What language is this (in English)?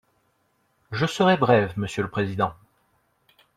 French